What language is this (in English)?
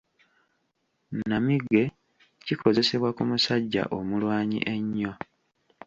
Ganda